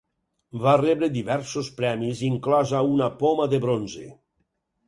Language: Catalan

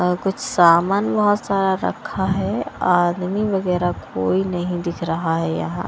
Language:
Hindi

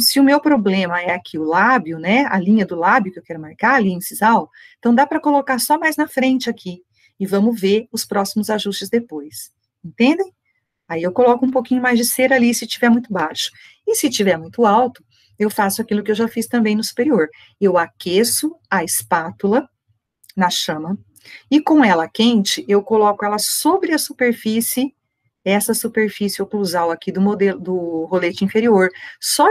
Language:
Portuguese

